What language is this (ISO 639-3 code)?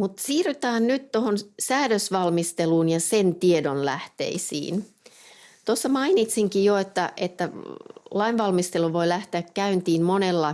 fin